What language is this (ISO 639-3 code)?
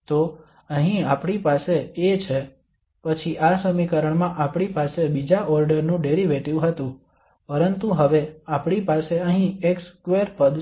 guj